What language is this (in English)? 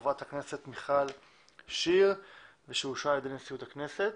Hebrew